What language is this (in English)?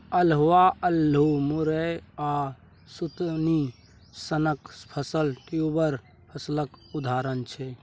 Maithili